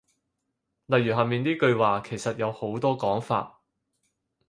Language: Cantonese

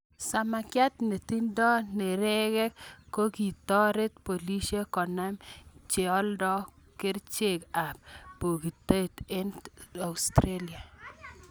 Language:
Kalenjin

